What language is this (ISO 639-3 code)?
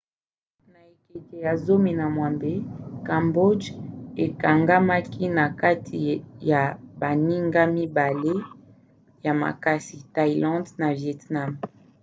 lin